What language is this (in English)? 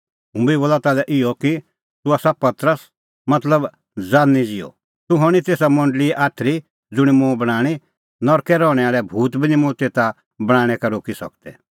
Kullu Pahari